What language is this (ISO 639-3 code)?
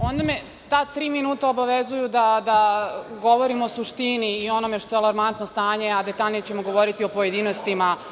srp